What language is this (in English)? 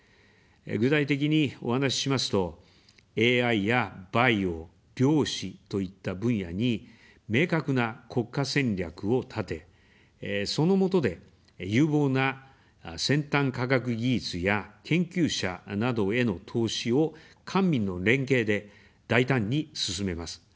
Japanese